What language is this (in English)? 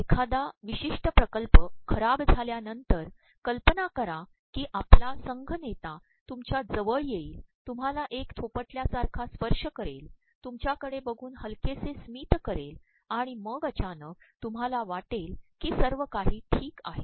Marathi